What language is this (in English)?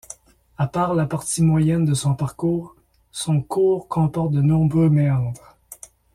French